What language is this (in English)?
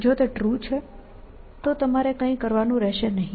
Gujarati